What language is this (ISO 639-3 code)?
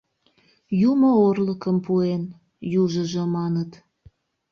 chm